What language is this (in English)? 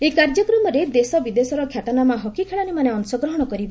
Odia